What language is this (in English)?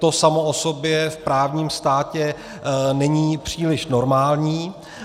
Czech